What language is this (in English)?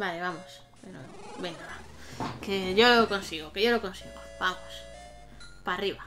Spanish